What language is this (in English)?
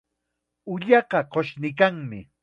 Chiquián Ancash Quechua